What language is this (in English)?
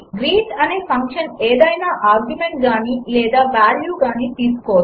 Telugu